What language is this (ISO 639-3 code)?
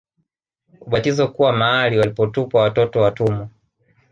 swa